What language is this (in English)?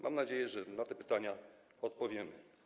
Polish